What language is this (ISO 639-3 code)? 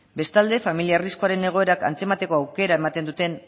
eus